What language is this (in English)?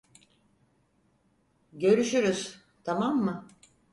Turkish